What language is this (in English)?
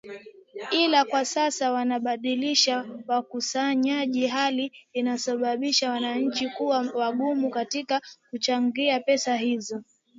Swahili